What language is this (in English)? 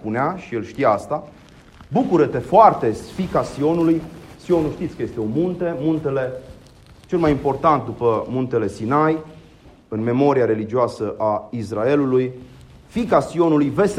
Romanian